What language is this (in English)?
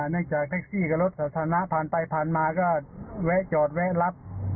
Thai